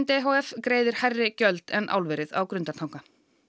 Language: Icelandic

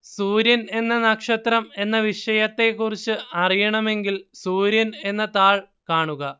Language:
Malayalam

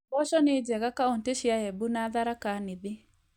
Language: Kikuyu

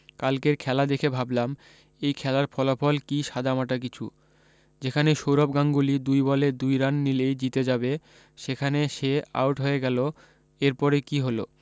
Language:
Bangla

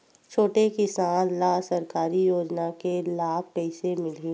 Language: Chhattisgarhi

